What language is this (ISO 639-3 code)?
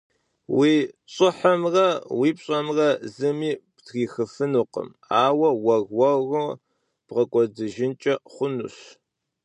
kbd